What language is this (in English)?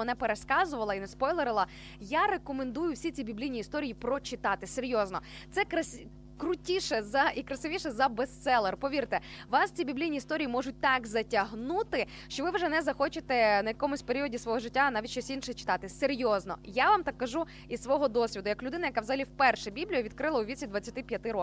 Ukrainian